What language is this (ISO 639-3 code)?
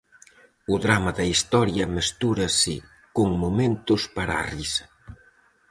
glg